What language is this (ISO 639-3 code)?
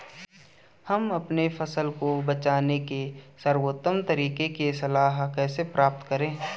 hin